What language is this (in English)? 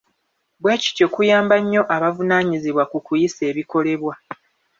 Ganda